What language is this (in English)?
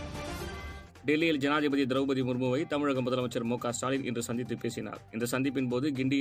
Tamil